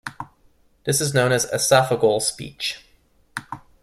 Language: English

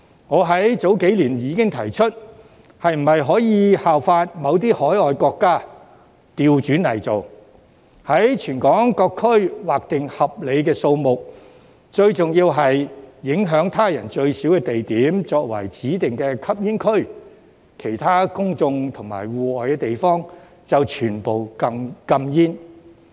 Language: Cantonese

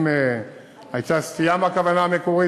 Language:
Hebrew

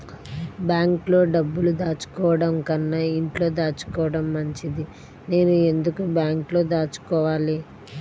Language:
Telugu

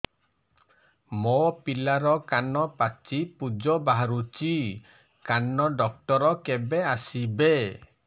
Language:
Odia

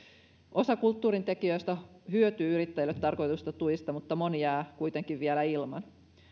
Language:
Finnish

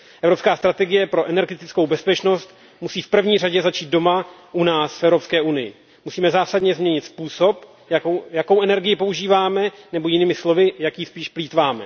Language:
Czech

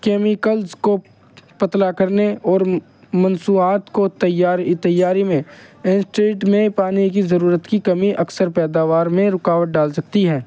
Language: Urdu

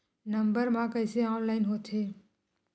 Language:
Chhattisgarhi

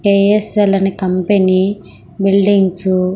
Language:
Telugu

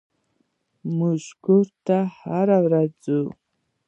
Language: Pashto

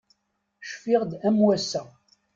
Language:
Kabyle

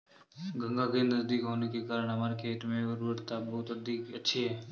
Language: Hindi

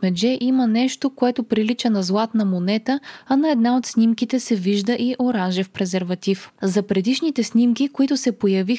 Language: Bulgarian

